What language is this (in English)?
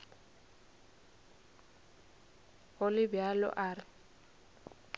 Northern Sotho